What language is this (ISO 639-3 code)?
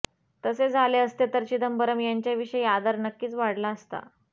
mar